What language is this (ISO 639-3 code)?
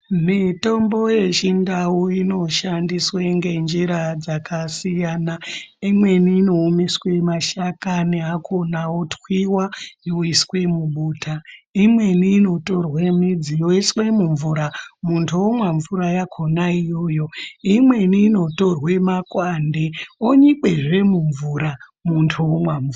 ndc